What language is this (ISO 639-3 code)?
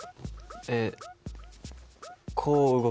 jpn